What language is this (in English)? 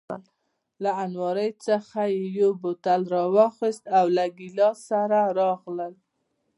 Pashto